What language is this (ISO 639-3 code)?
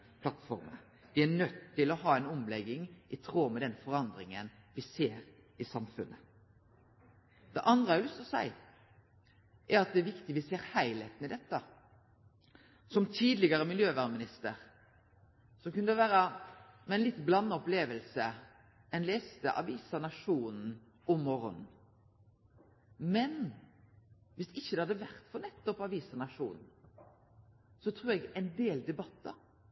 nno